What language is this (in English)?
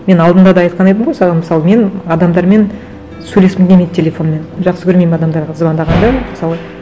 Kazakh